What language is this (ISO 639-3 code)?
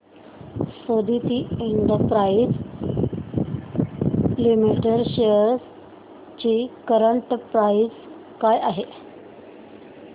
mar